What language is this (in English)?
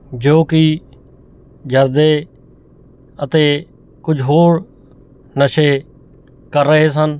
Punjabi